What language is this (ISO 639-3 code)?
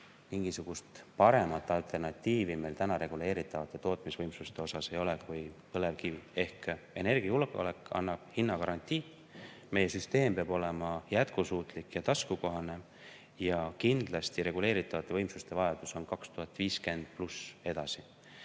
est